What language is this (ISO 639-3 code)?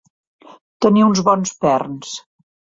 cat